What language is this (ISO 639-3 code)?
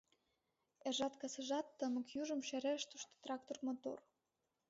chm